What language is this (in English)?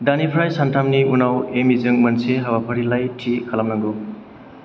Bodo